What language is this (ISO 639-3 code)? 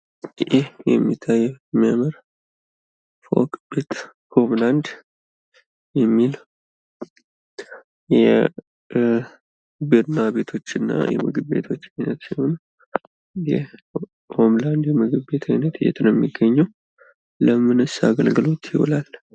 amh